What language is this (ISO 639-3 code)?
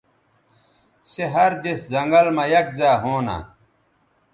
btv